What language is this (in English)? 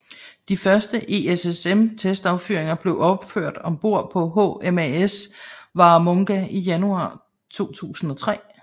Danish